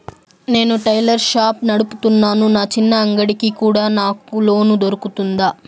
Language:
Telugu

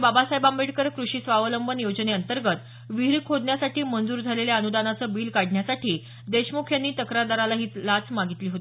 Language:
Marathi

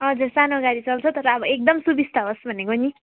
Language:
Nepali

